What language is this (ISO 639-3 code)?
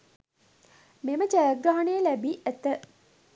sin